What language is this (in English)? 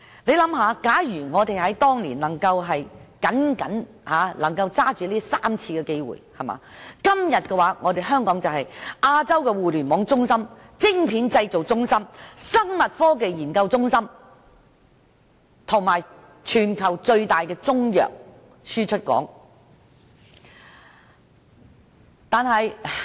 Cantonese